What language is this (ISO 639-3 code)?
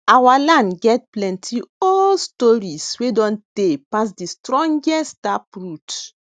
pcm